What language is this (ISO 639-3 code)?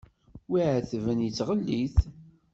kab